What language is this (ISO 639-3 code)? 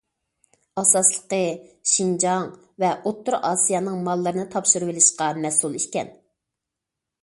uig